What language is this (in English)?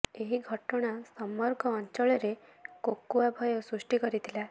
Odia